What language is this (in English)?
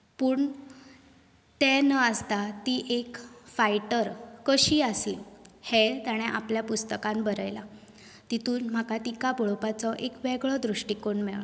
Konkani